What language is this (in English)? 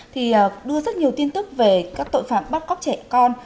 Vietnamese